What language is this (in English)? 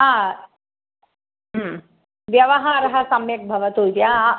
Sanskrit